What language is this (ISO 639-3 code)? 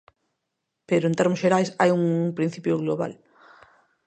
glg